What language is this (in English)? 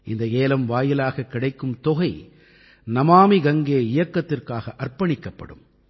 Tamil